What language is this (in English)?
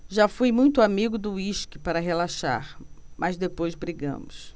Portuguese